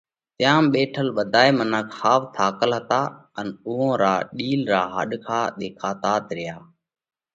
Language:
Parkari Koli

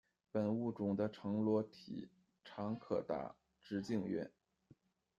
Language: Chinese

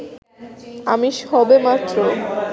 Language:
Bangla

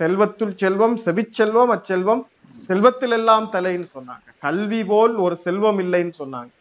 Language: Tamil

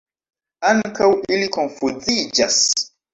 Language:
Esperanto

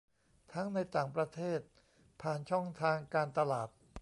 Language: Thai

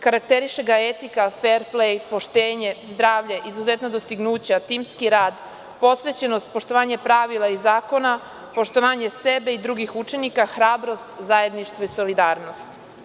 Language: Serbian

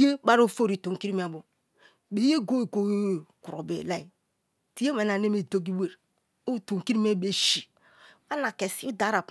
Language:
Kalabari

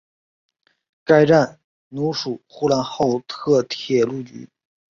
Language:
Chinese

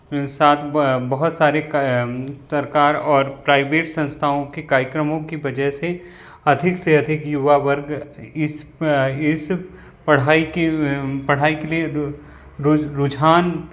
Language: Hindi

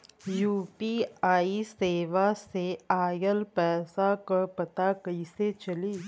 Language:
Bhojpuri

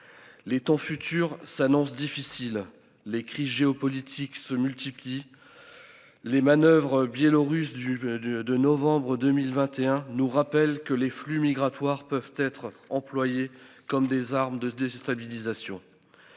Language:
French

